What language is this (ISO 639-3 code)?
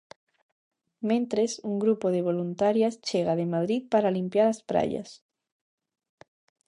glg